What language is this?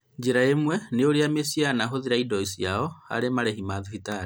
Kikuyu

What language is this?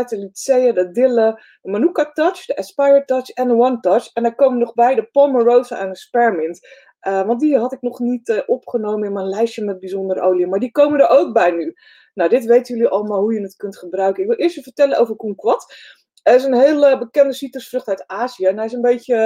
Dutch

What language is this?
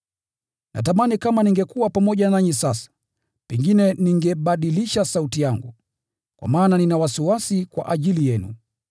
Swahili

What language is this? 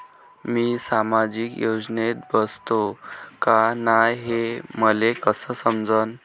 Marathi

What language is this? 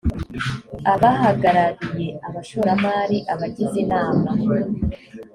Kinyarwanda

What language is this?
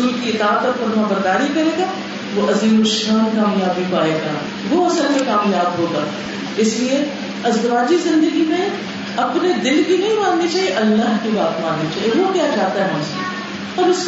Urdu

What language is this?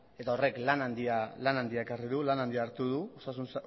Basque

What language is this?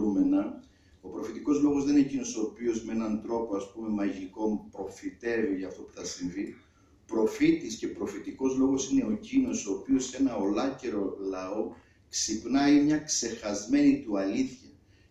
Greek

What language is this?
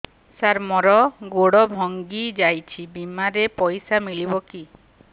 Odia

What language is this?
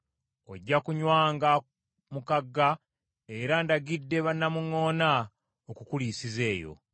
Ganda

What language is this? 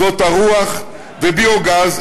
Hebrew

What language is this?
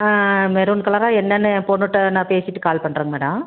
Tamil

